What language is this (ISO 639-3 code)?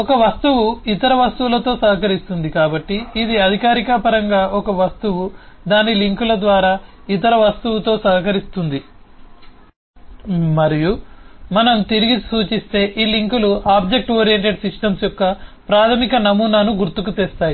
tel